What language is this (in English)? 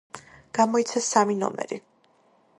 Georgian